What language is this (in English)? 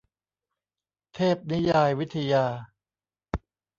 Thai